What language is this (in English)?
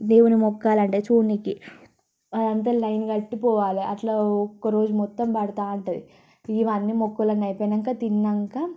Telugu